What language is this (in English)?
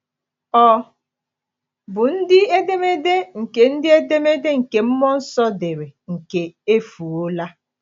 Igbo